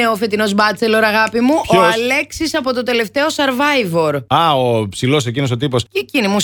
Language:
Greek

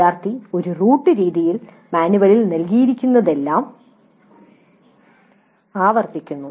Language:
Malayalam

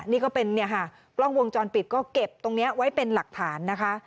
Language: Thai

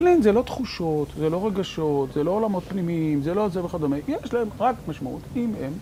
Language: Hebrew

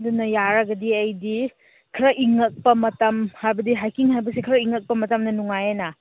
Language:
Manipuri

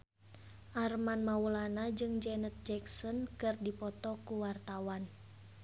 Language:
Sundanese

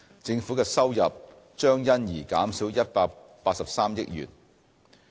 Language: Cantonese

